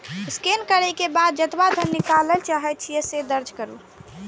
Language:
Maithili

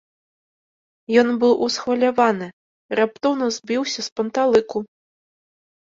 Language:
Belarusian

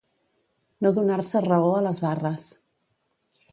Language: Catalan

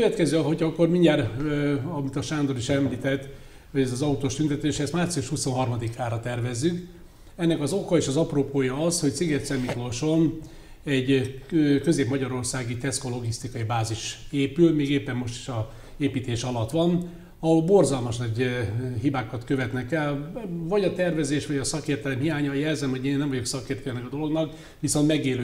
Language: Hungarian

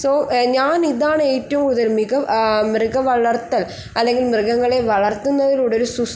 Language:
Malayalam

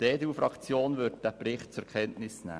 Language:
Swiss German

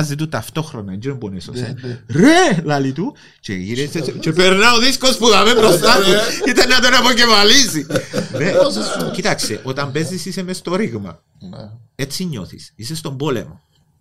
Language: Greek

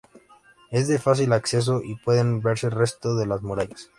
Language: Spanish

